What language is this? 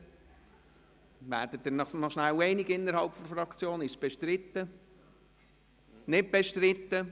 Swiss German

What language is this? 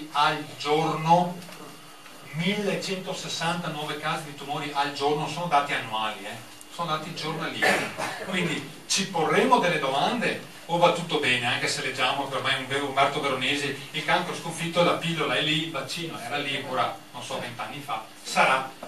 Italian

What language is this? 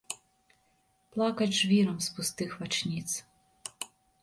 Belarusian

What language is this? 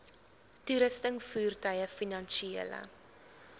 Afrikaans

